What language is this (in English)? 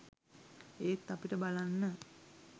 Sinhala